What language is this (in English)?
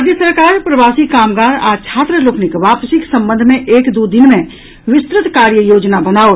Maithili